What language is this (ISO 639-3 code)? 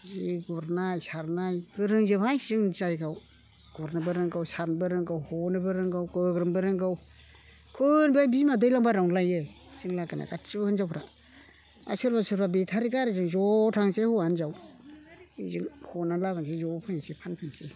brx